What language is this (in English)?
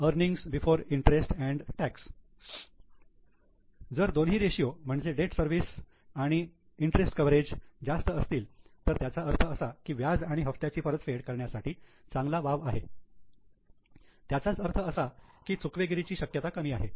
Marathi